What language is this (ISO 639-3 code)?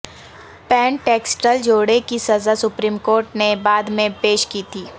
urd